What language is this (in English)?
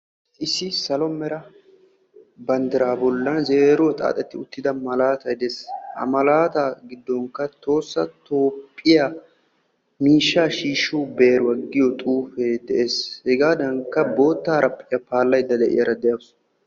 Wolaytta